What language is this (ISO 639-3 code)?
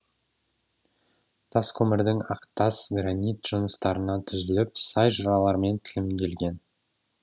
kaz